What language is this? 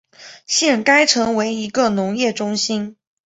Chinese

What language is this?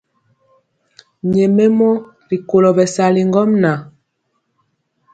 Mpiemo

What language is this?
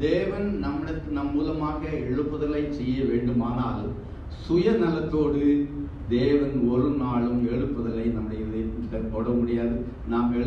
Korean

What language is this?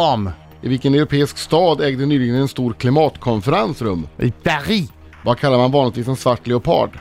Swedish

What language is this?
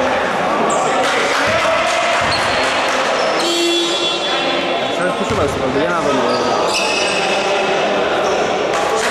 Greek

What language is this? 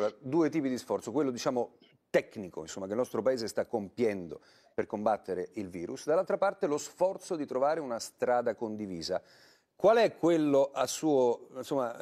Italian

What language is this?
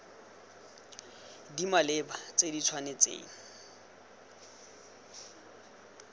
Tswana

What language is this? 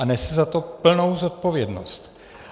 Czech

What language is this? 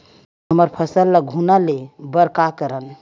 Chhattisgarhi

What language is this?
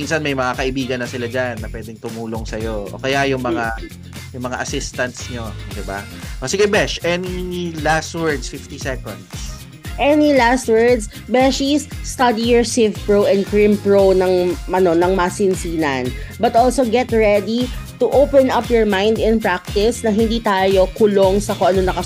Filipino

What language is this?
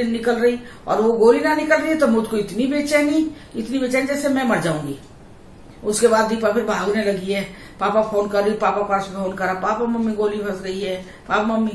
Hindi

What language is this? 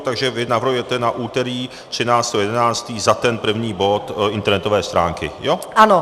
Czech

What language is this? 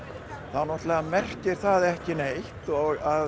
Icelandic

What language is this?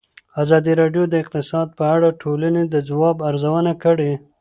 Pashto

